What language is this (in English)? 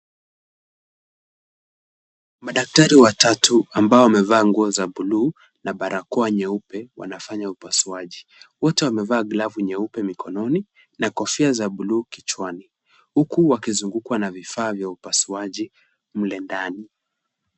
Swahili